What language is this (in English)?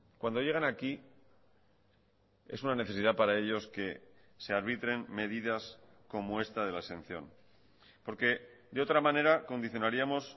Spanish